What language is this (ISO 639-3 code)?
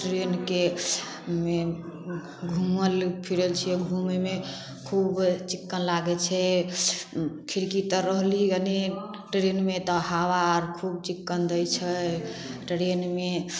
mai